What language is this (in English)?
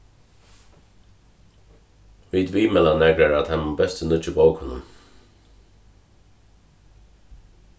Faroese